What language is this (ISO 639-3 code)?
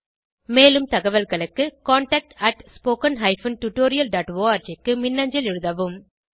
tam